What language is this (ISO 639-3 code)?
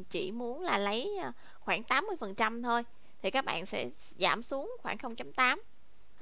vie